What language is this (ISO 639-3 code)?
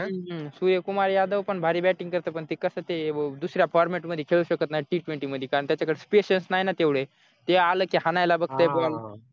mar